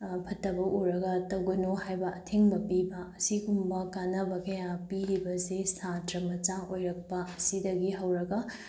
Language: Manipuri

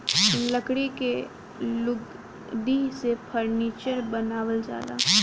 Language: Bhojpuri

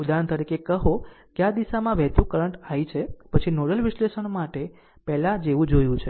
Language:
Gujarati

